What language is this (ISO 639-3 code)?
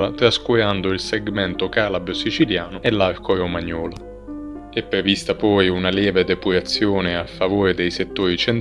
ita